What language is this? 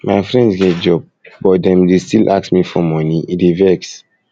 Nigerian Pidgin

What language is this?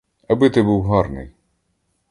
Ukrainian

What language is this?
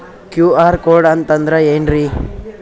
Kannada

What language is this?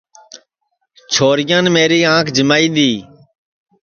Sansi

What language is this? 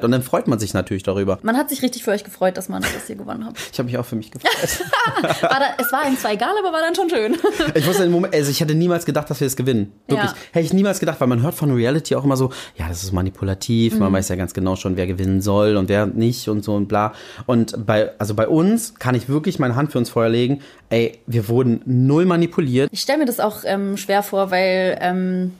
German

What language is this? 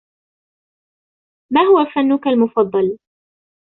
Arabic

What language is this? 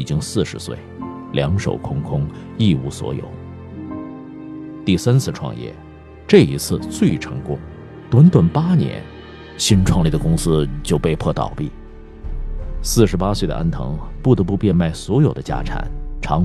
Chinese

